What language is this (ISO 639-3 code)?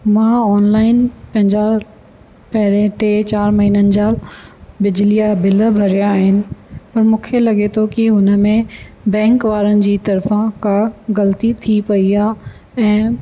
snd